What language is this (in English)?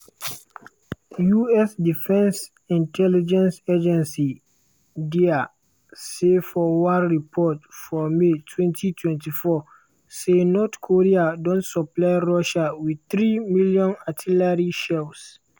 Nigerian Pidgin